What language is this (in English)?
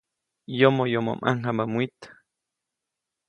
Copainalá Zoque